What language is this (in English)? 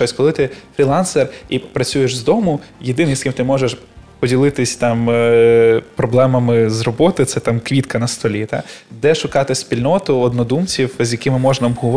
Ukrainian